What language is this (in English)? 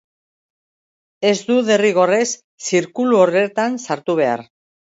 Basque